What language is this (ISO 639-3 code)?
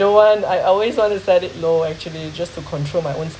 eng